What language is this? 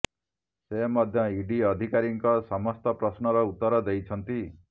Odia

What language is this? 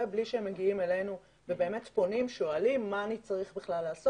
Hebrew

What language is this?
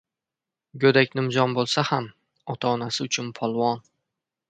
Uzbek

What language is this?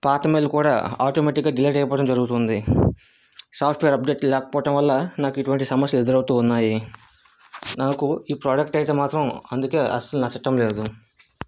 Telugu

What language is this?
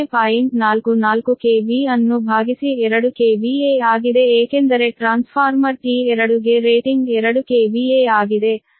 Kannada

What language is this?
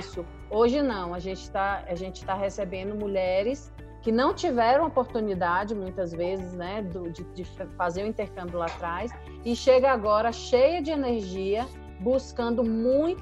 Portuguese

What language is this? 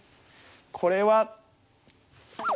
Japanese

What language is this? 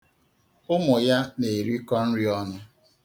Igbo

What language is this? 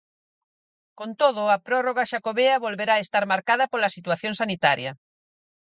Galician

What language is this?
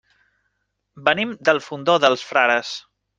Catalan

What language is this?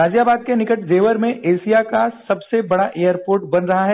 Hindi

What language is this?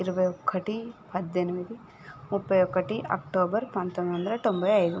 Telugu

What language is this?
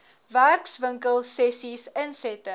Afrikaans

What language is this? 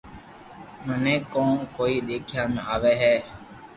Loarki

